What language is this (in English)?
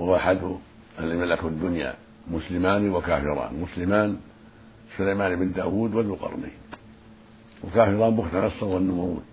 Arabic